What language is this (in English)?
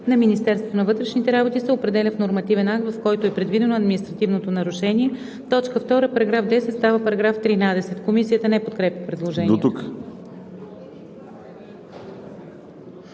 Bulgarian